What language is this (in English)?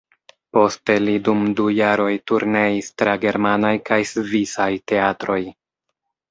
Esperanto